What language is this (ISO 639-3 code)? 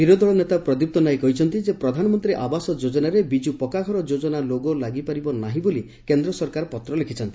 ori